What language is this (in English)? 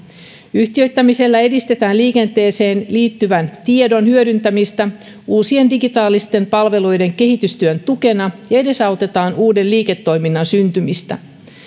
Finnish